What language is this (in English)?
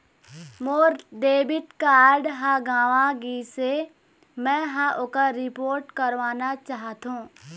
Chhattisgarhi